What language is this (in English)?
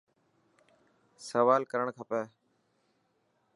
Dhatki